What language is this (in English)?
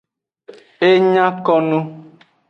Aja (Benin)